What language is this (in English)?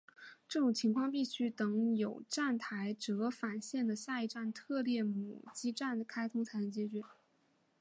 Chinese